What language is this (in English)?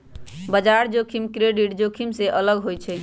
Magahi